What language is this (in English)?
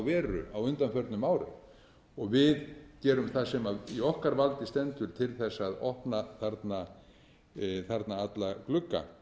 Icelandic